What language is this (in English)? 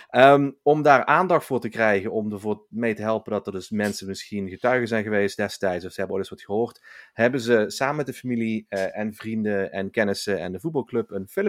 Dutch